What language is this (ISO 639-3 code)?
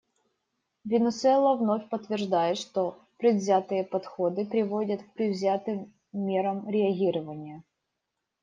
rus